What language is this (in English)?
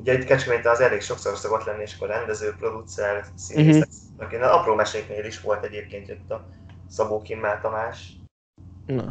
Hungarian